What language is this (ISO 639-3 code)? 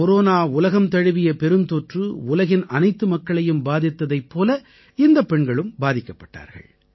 tam